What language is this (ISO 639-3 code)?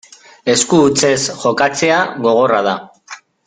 eus